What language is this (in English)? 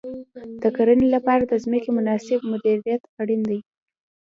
Pashto